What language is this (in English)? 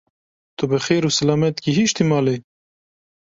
Kurdish